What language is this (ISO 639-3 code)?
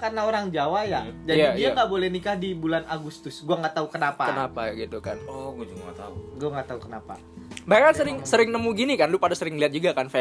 ind